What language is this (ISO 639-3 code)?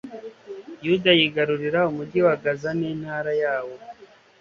kin